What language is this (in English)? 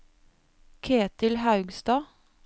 Norwegian